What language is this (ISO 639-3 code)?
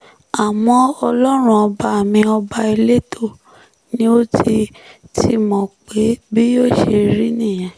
yor